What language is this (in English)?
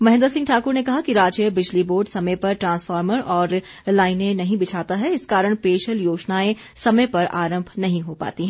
Hindi